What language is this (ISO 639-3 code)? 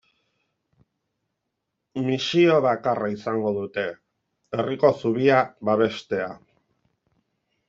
eus